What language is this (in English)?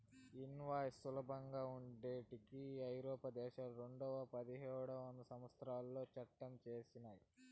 Telugu